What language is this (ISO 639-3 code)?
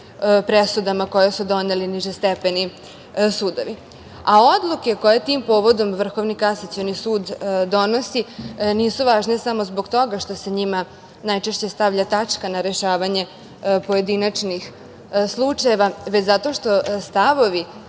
srp